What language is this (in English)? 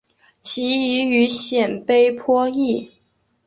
Chinese